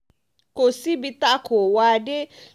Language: Yoruba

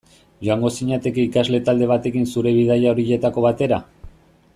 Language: Basque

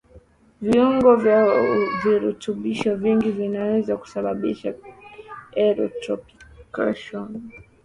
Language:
Swahili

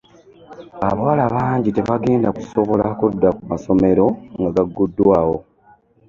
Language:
Ganda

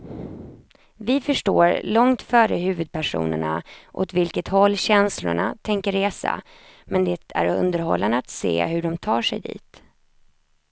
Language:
Swedish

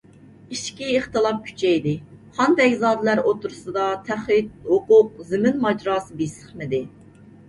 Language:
Uyghur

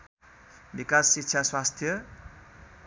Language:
Nepali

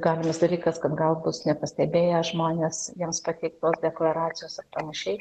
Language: Lithuanian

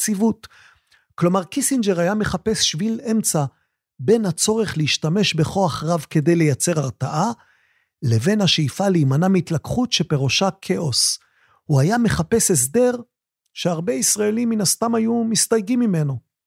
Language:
Hebrew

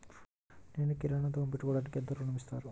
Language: Telugu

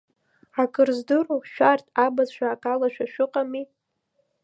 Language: Abkhazian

